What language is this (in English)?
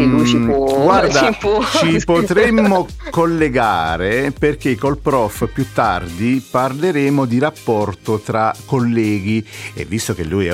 Italian